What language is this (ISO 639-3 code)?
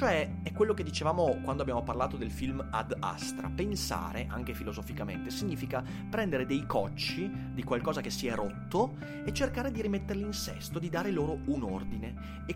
ita